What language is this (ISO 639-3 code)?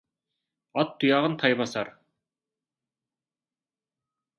kaz